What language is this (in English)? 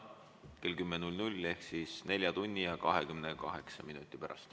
Estonian